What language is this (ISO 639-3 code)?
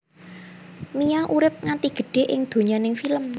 jav